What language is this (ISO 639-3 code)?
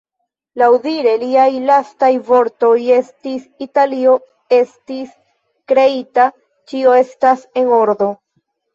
epo